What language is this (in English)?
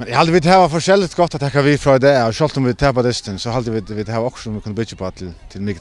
Norwegian